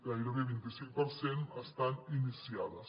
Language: Catalan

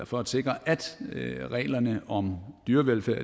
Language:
Danish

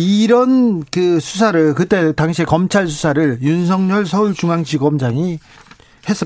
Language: Korean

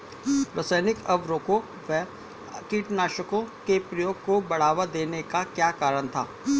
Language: Hindi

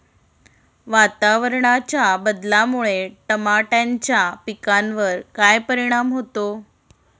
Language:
Marathi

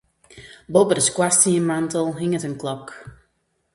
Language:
Western Frisian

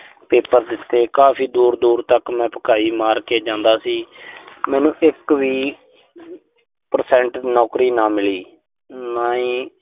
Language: Punjabi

